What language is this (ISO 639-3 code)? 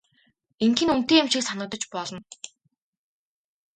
mon